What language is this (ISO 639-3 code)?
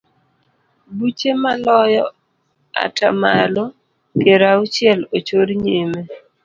luo